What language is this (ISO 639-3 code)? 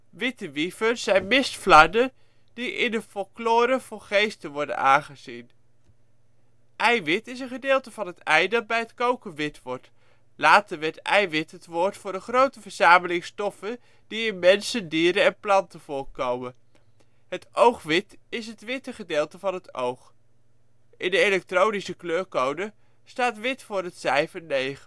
nld